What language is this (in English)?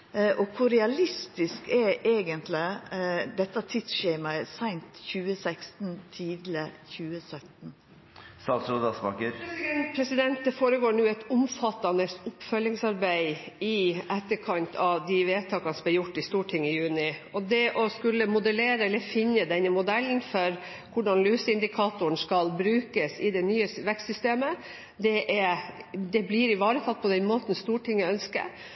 Norwegian